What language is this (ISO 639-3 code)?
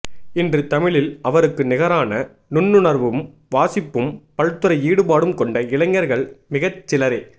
tam